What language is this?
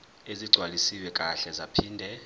Zulu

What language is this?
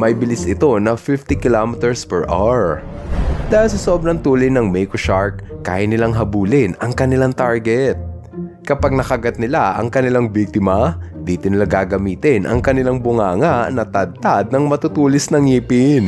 Filipino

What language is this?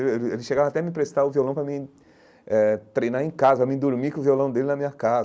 Portuguese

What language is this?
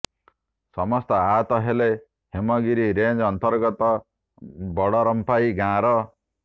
Odia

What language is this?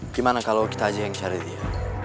Indonesian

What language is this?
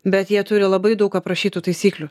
Lithuanian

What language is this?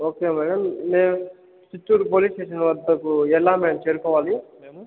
Telugu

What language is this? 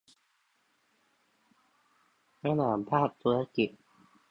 Thai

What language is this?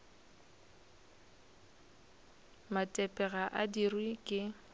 Northern Sotho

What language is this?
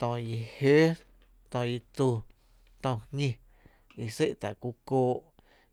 Tepinapa Chinantec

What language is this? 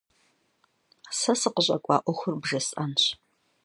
Kabardian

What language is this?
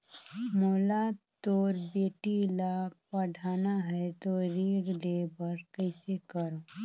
Chhattisgarhi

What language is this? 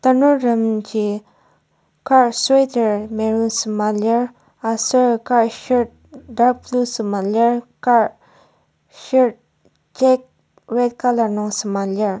Ao Naga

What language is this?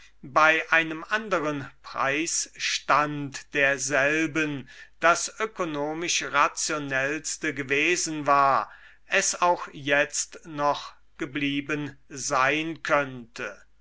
German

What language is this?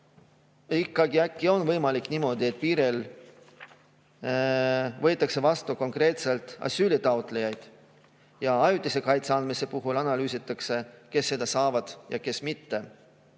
Estonian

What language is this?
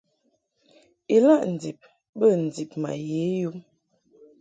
Mungaka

